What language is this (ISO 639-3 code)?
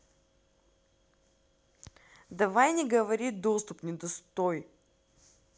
rus